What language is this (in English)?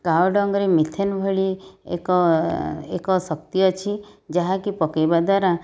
Odia